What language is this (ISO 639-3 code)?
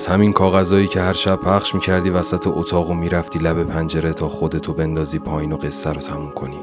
fas